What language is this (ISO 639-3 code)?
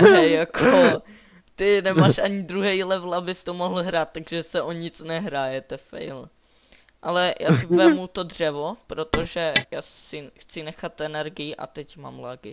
ces